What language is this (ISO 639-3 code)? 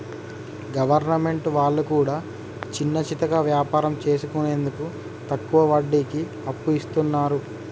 tel